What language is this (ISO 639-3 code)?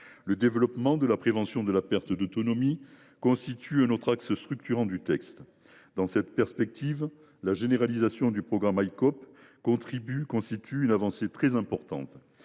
fra